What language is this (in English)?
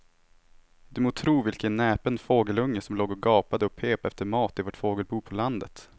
Swedish